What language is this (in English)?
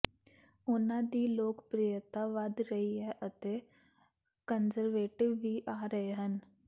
Punjabi